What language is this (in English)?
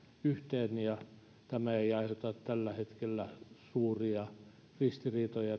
Finnish